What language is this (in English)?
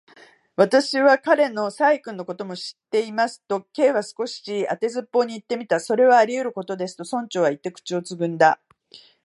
Japanese